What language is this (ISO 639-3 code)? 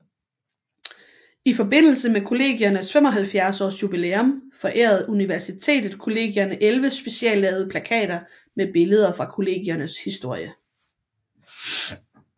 dan